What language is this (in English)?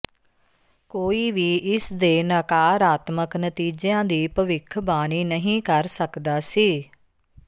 Punjabi